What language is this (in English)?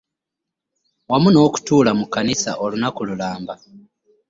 Ganda